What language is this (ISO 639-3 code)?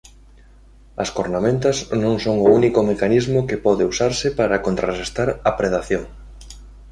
glg